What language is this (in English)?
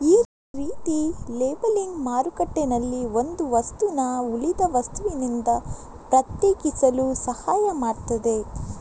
Kannada